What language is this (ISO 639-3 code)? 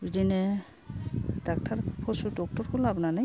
brx